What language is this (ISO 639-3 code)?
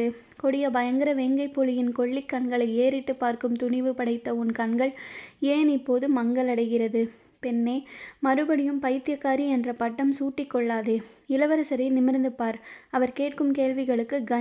tam